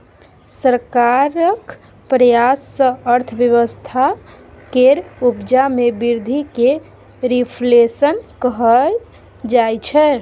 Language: Maithili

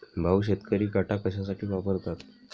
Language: Marathi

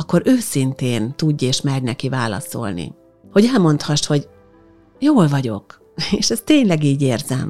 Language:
Hungarian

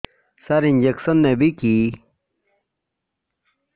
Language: Odia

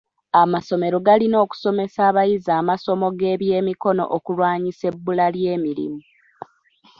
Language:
Ganda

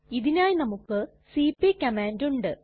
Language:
Malayalam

